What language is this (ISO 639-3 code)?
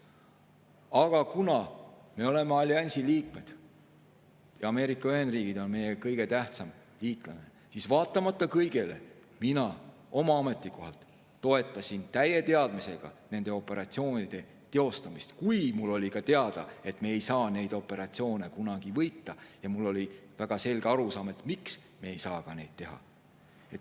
est